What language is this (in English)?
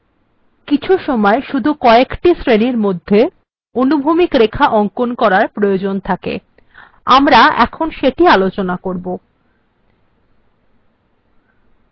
Bangla